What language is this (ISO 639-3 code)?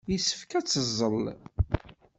kab